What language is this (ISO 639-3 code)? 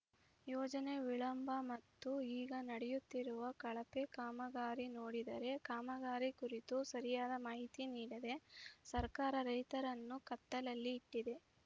kan